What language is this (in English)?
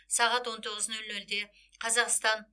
Kazakh